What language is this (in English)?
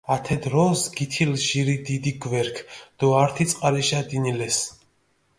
Mingrelian